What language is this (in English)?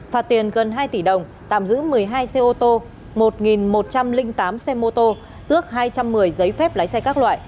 Vietnamese